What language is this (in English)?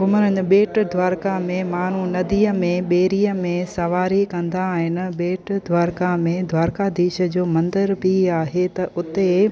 Sindhi